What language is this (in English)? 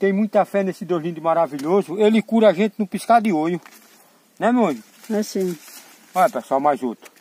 Portuguese